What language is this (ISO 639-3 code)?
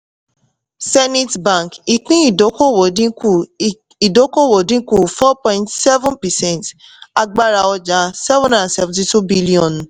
yor